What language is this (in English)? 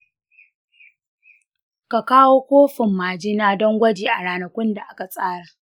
Hausa